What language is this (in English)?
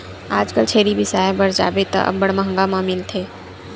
Chhattisgarhi